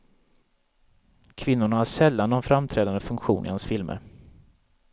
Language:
Swedish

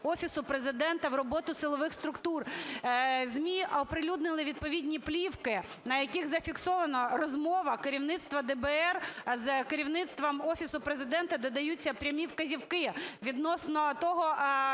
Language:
Ukrainian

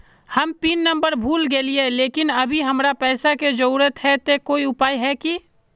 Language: Magahi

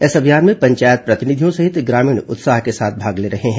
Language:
Hindi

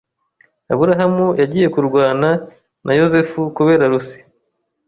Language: Kinyarwanda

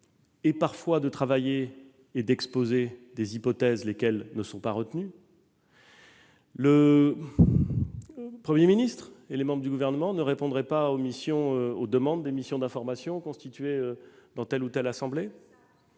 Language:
French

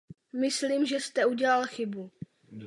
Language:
Czech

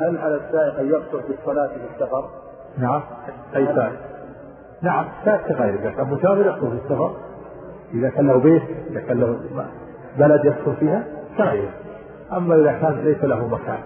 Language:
Arabic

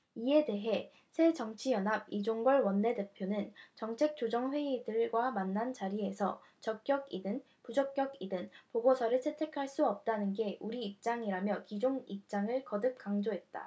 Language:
Korean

